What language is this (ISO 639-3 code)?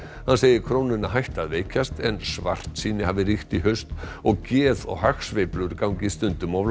isl